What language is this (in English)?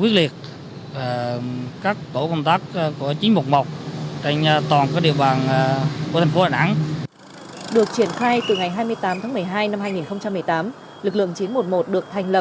Vietnamese